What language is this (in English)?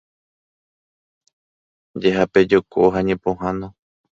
Guarani